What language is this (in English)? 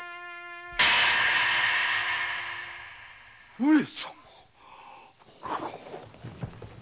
Japanese